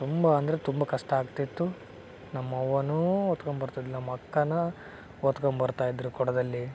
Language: Kannada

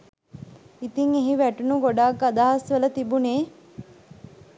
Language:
Sinhala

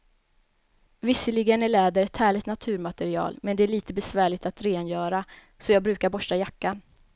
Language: Swedish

